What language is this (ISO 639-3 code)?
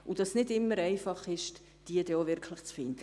gsw